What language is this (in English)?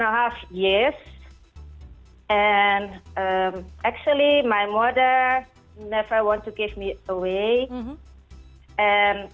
Indonesian